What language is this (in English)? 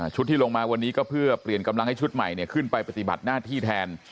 Thai